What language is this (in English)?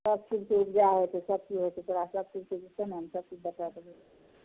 Maithili